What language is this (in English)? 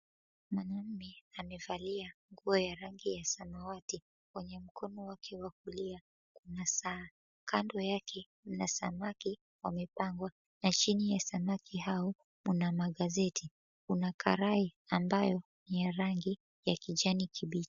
Swahili